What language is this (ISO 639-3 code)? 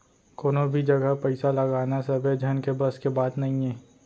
hne